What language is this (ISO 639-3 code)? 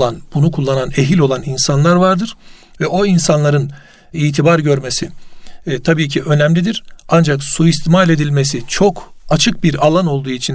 tur